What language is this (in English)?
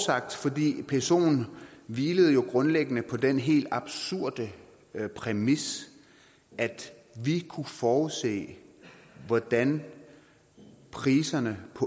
Danish